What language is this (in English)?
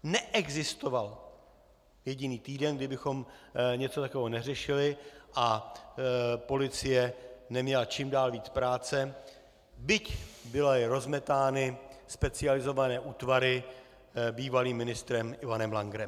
Czech